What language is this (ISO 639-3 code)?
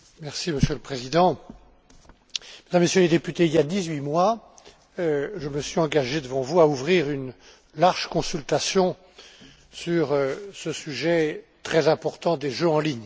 fra